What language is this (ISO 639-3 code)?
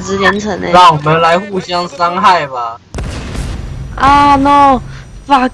zho